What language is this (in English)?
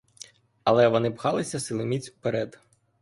Ukrainian